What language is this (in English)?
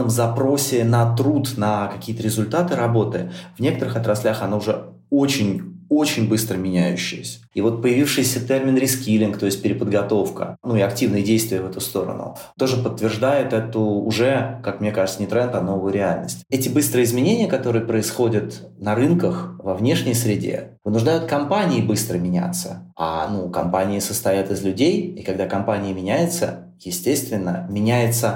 Russian